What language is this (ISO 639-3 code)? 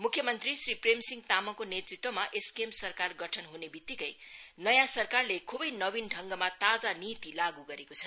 nep